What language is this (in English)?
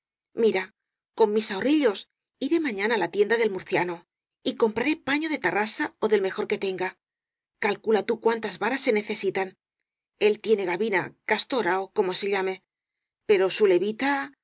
Spanish